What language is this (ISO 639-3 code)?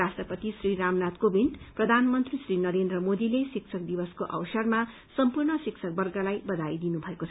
nep